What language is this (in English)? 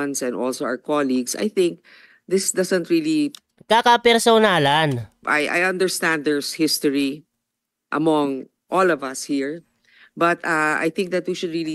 Filipino